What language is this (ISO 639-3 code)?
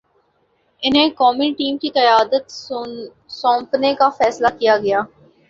urd